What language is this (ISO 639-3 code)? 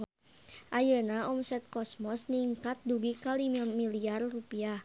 sun